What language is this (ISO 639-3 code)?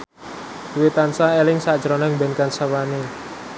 jav